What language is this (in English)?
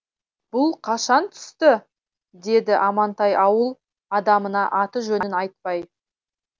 Kazakh